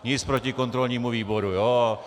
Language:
Czech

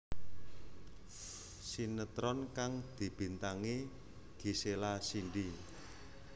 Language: Javanese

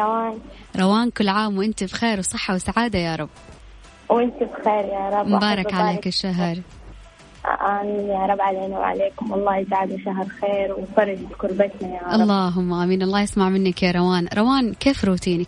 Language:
Arabic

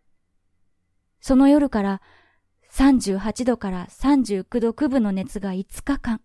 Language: Japanese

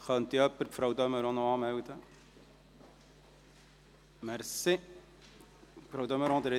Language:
Swiss German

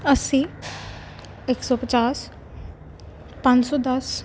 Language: Punjabi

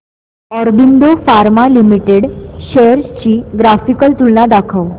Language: Marathi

